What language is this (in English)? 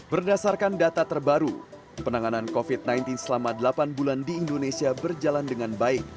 Indonesian